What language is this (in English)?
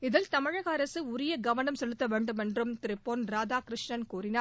Tamil